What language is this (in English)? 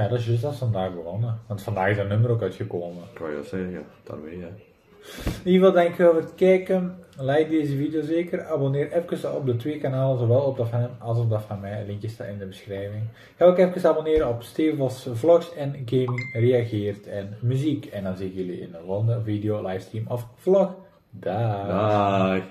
Dutch